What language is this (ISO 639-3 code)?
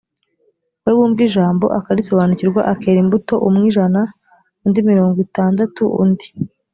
kin